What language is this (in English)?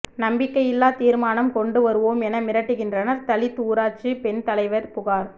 Tamil